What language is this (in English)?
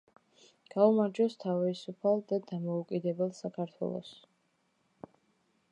Georgian